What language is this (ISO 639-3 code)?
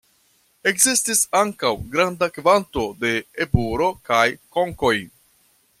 epo